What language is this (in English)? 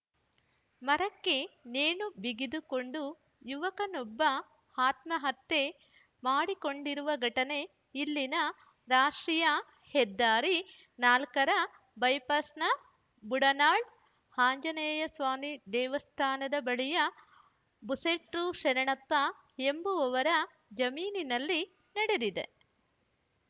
Kannada